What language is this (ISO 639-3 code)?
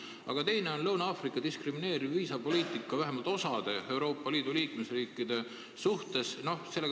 est